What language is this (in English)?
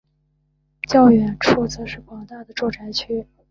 Chinese